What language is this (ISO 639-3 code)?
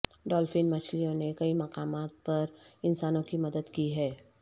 urd